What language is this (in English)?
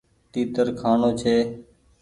Goaria